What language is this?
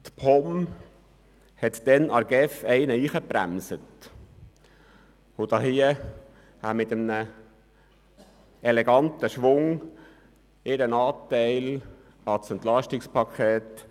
Swiss German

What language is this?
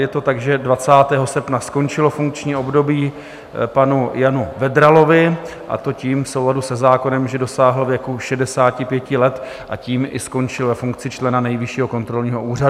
Czech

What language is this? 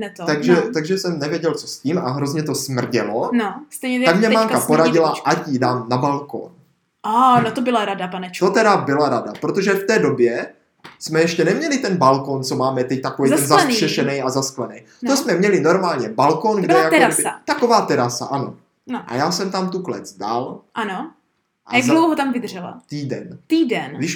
Czech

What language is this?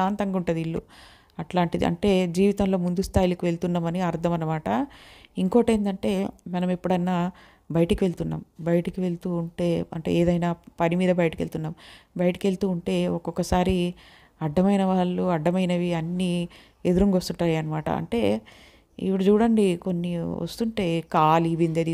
Telugu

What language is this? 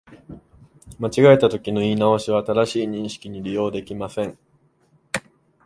Japanese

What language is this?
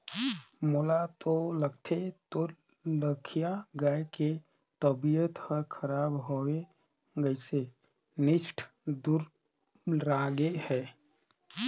Chhattisgarhi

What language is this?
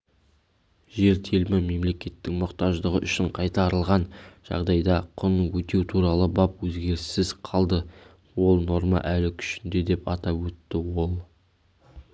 Kazakh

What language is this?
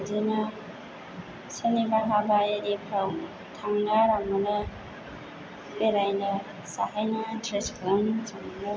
Bodo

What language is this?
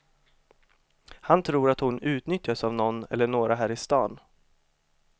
Swedish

